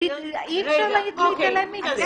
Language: Hebrew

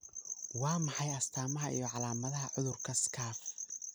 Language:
Somali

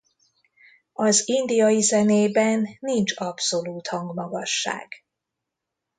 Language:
Hungarian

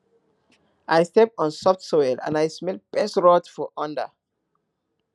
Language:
Nigerian Pidgin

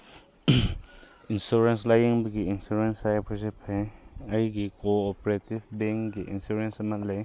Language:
Manipuri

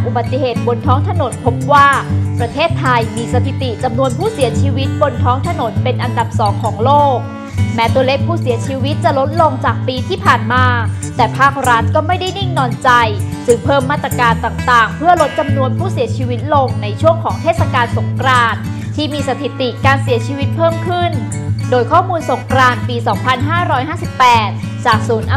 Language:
Thai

